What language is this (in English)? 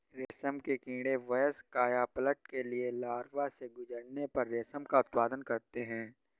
Hindi